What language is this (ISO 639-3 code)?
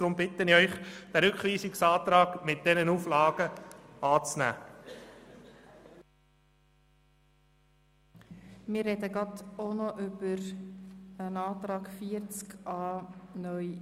gsw